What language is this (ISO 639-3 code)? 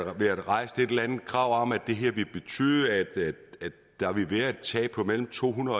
dan